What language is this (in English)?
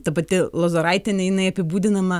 Lithuanian